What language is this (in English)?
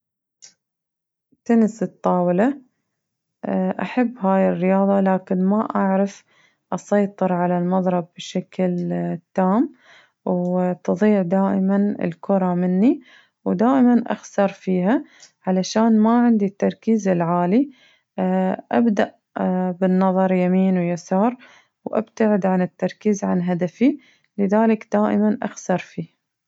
Najdi Arabic